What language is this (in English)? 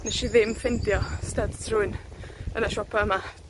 Welsh